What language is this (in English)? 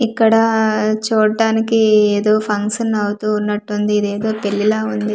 Telugu